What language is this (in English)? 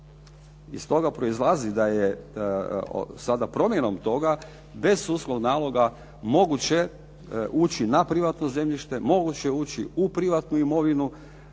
Croatian